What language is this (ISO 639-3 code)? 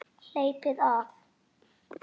isl